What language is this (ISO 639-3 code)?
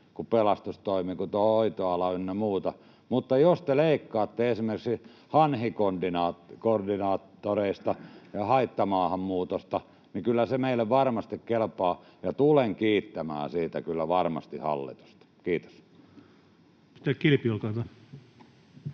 fin